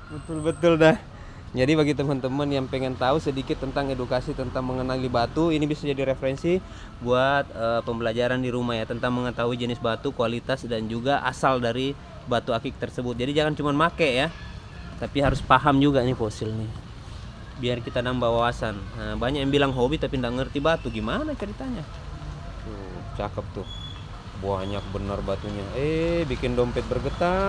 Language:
Indonesian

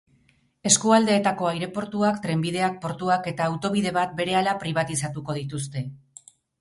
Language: Basque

